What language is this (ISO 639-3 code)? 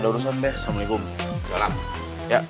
ind